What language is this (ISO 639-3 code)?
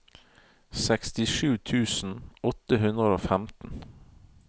nor